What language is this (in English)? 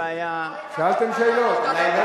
Hebrew